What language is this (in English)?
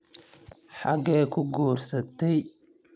Somali